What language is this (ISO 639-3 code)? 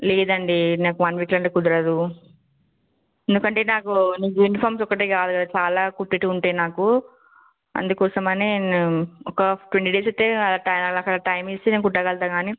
tel